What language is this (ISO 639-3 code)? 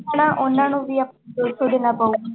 pan